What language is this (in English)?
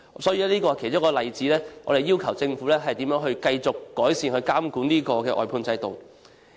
Cantonese